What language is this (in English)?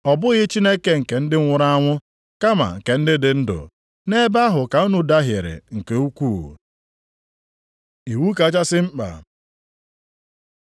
Igbo